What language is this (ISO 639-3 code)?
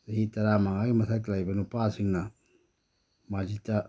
mni